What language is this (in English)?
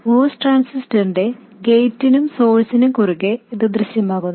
Malayalam